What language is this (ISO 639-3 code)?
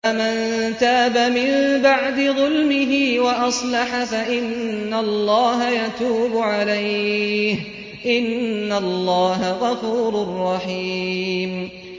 ara